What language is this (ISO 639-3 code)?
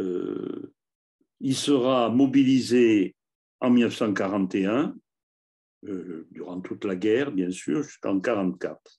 fra